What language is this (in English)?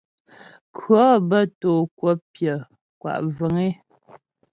Ghomala